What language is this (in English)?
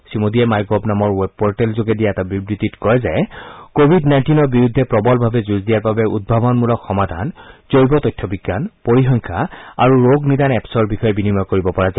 Assamese